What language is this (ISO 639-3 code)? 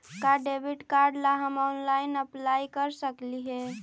mag